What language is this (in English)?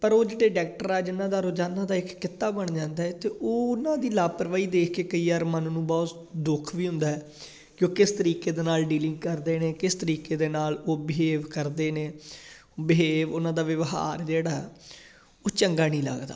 Punjabi